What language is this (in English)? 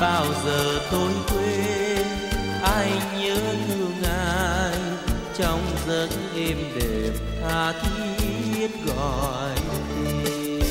Vietnamese